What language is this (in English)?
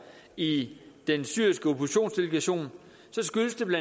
Danish